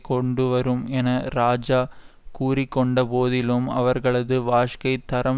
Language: Tamil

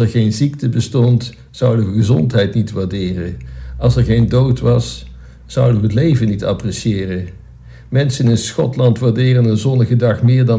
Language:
Dutch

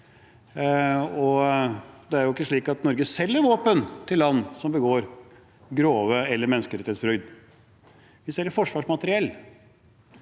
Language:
Norwegian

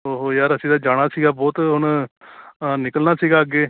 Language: Punjabi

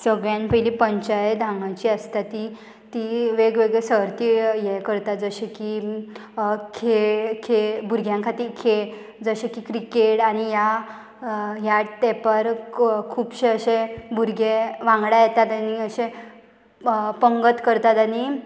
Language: Konkani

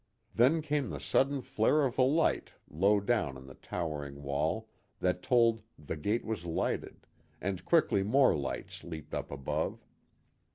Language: English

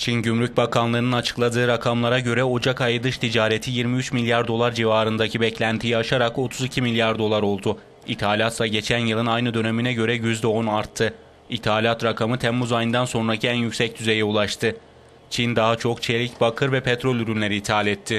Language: Turkish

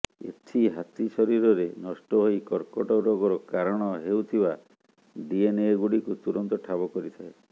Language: Odia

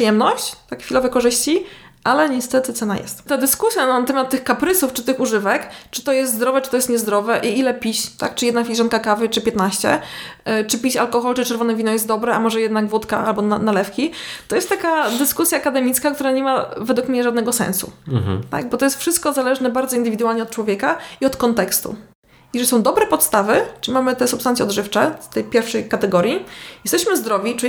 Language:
Polish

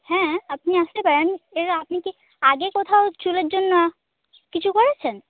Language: Bangla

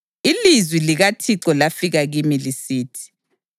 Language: North Ndebele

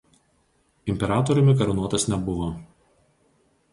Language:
Lithuanian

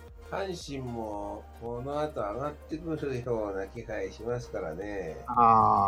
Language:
Japanese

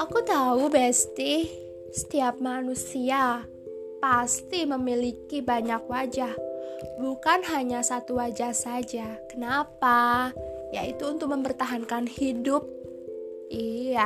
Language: Indonesian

